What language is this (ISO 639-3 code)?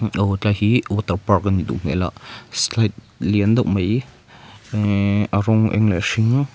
lus